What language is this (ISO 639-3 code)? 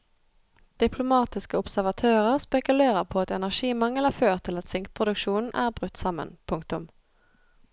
nor